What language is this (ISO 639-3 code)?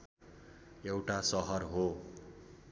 nep